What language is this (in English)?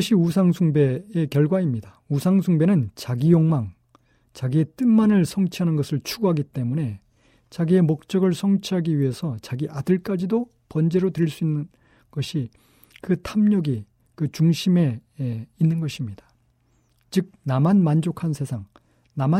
Korean